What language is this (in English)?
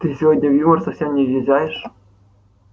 Russian